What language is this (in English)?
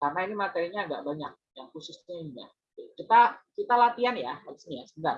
Indonesian